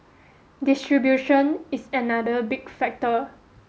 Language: English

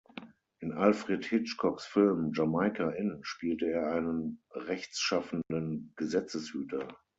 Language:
German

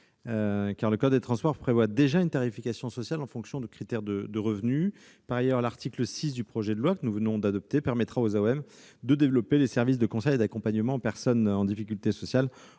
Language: French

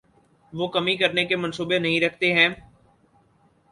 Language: Urdu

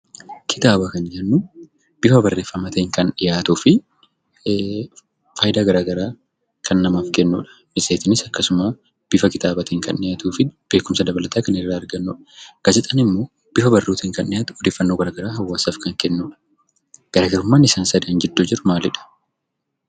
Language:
Oromo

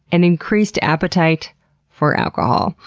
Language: English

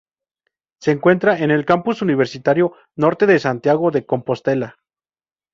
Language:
Spanish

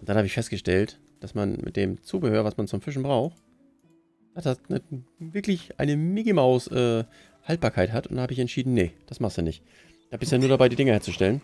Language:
German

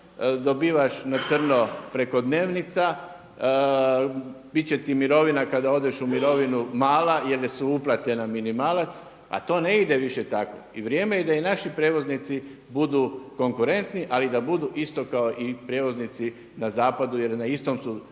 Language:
Croatian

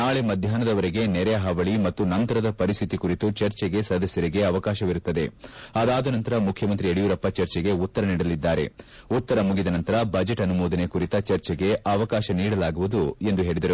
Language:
Kannada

